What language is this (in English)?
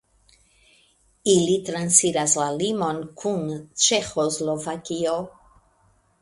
Esperanto